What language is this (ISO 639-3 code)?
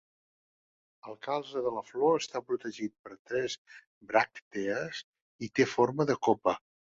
cat